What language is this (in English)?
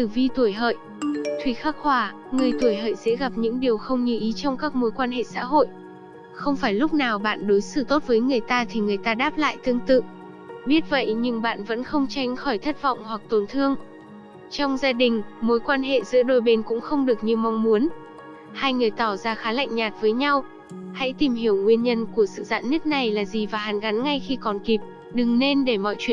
Vietnamese